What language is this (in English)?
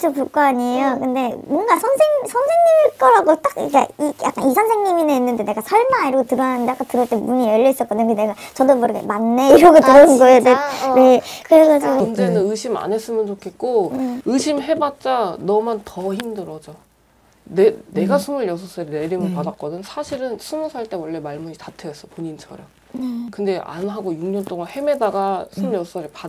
Korean